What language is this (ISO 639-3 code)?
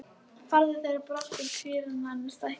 isl